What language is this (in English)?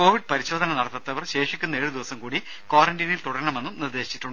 Malayalam